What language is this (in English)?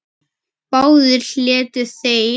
Icelandic